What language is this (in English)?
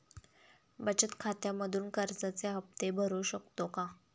Marathi